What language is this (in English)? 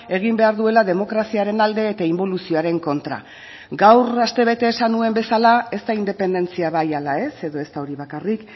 Basque